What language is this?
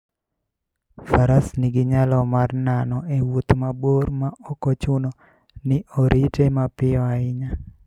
Luo (Kenya and Tanzania)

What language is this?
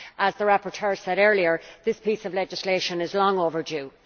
English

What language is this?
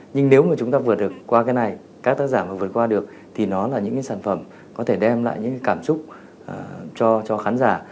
Vietnamese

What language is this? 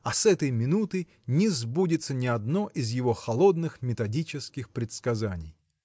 Russian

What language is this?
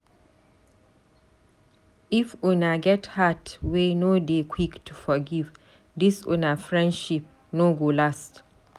Nigerian Pidgin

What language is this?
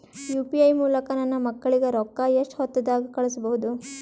Kannada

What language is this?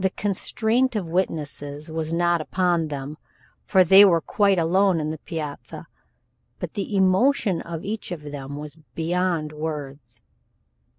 English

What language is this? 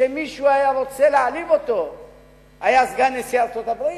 Hebrew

